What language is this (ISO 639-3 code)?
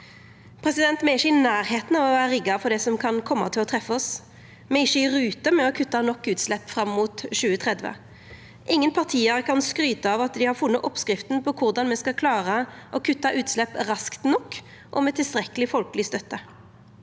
nor